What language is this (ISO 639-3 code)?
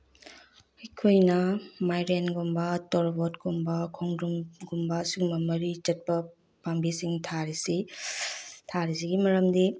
mni